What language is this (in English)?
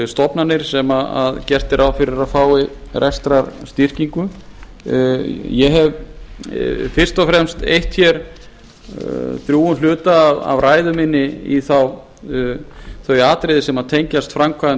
Icelandic